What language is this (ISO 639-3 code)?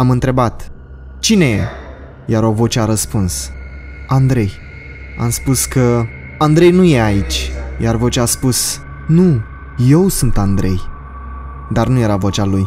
ron